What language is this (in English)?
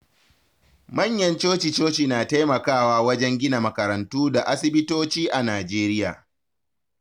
Hausa